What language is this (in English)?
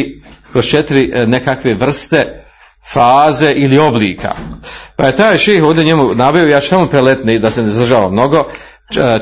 Croatian